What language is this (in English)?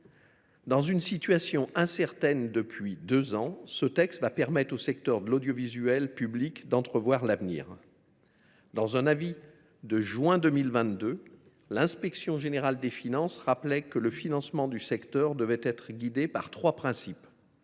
French